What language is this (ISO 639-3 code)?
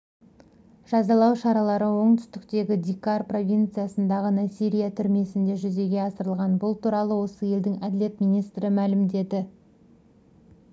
kaz